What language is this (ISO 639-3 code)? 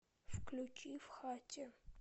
rus